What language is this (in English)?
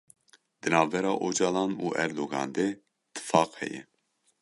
Kurdish